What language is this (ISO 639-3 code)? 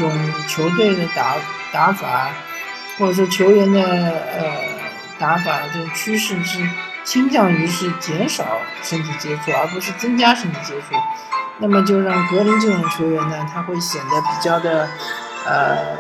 zho